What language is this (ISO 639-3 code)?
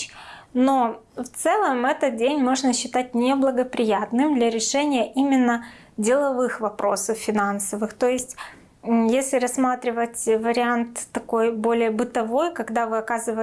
rus